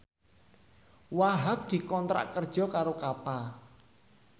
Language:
Javanese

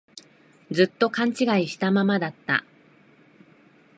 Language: Japanese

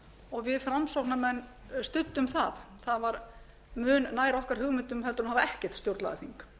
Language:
Icelandic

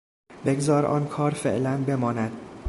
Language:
Persian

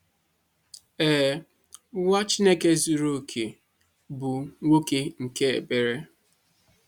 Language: Igbo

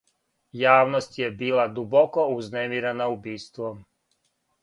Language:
Serbian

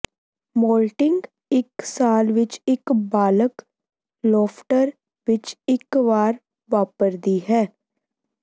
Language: Punjabi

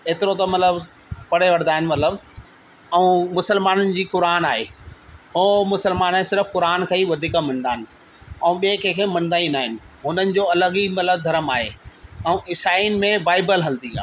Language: Sindhi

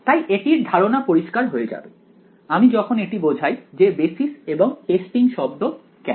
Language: Bangla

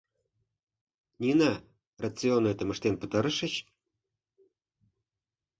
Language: Mari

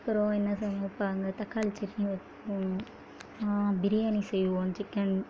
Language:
Tamil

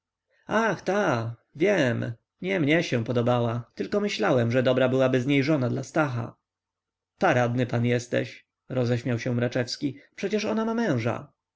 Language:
Polish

